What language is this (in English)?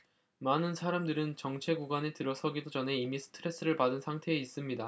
Korean